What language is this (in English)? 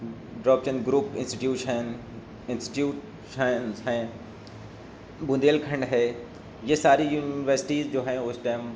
Urdu